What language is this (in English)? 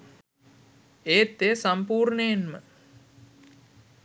Sinhala